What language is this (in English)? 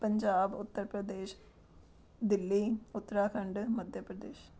Punjabi